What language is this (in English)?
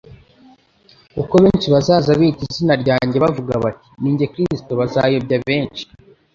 Kinyarwanda